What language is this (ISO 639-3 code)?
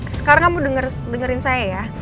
ind